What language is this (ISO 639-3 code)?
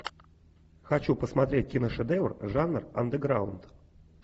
rus